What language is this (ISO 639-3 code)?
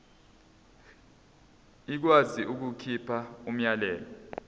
zul